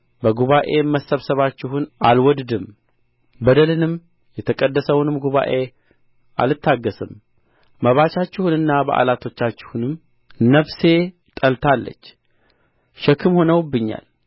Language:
Amharic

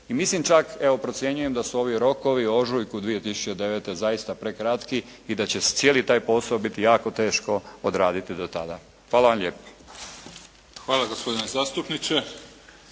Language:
Croatian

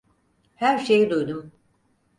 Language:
Turkish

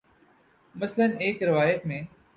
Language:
Urdu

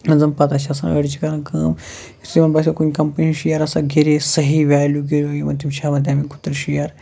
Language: Kashmiri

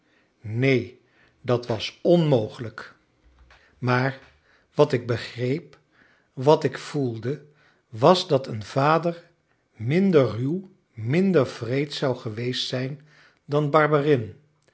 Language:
Dutch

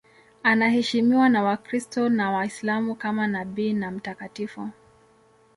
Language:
Swahili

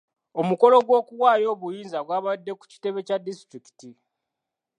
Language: Ganda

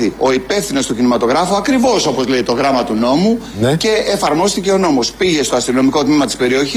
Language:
Greek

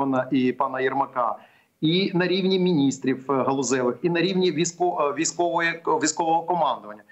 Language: Ukrainian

